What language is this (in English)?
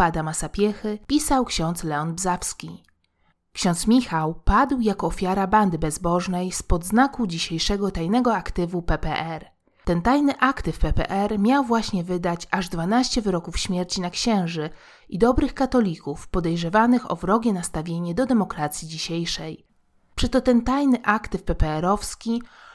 Polish